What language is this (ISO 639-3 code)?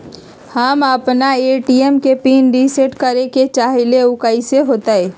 mag